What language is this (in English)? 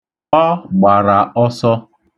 Igbo